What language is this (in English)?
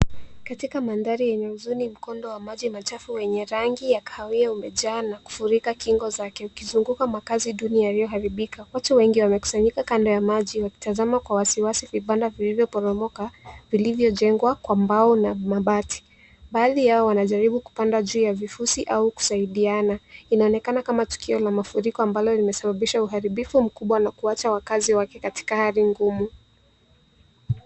Swahili